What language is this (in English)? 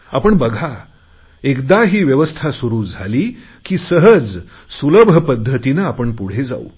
Marathi